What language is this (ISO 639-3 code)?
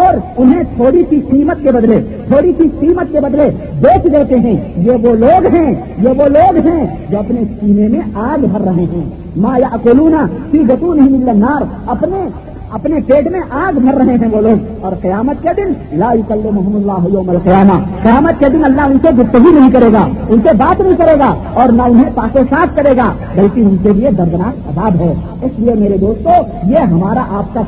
urd